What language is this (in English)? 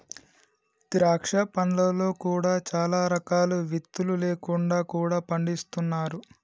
Telugu